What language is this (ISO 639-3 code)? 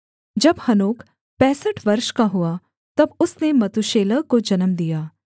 hin